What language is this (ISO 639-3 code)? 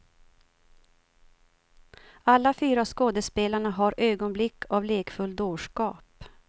swe